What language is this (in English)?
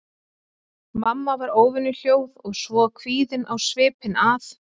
Icelandic